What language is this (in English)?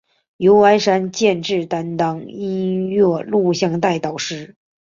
Chinese